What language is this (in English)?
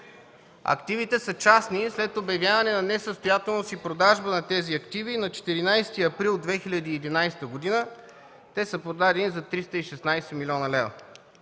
Bulgarian